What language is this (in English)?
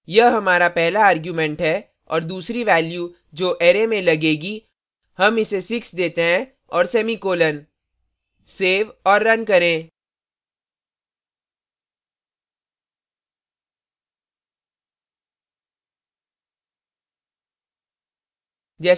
Hindi